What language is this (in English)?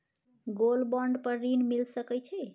Maithili